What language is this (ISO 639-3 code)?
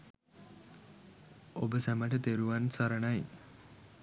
sin